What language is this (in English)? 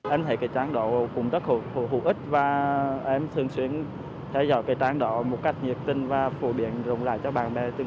Vietnamese